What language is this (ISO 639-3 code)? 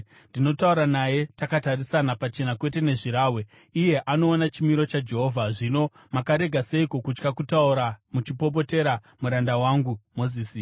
sna